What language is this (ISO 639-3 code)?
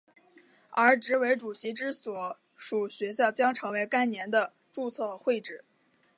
zho